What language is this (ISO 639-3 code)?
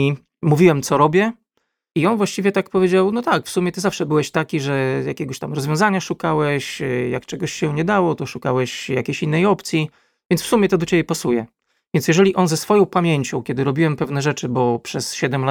pol